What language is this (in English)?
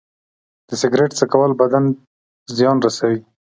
Pashto